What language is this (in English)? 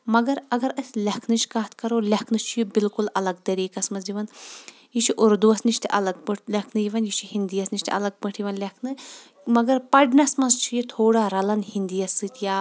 Kashmiri